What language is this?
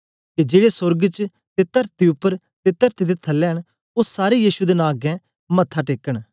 Dogri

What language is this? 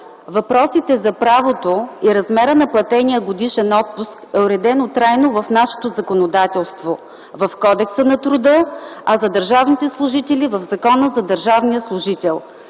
Bulgarian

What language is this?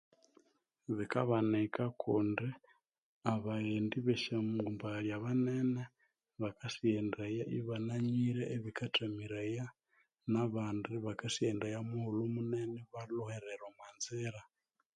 Konzo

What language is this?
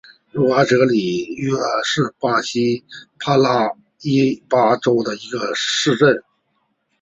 Chinese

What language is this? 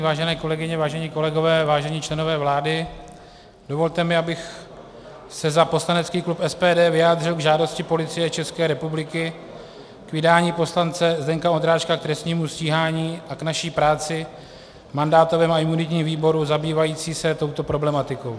Czech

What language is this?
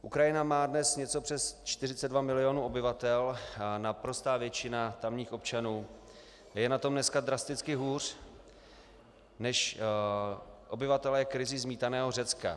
Czech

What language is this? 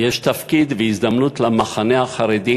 Hebrew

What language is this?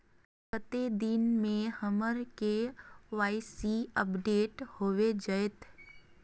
Magahi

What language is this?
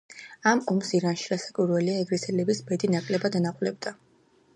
Georgian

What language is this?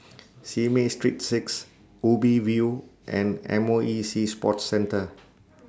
English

